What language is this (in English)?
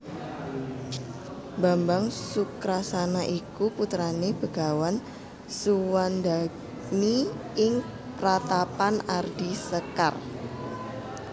Javanese